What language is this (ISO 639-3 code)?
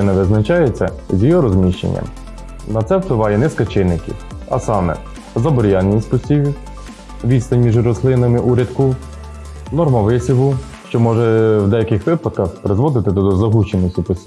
ukr